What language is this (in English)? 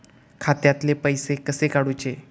Marathi